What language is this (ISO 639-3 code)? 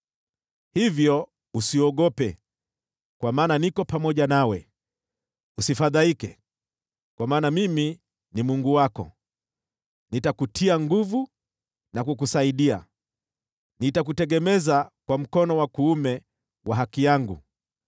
swa